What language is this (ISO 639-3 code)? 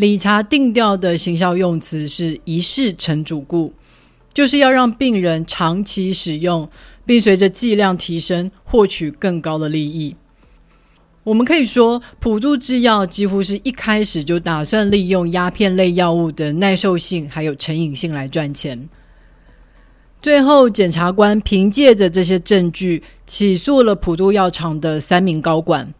zho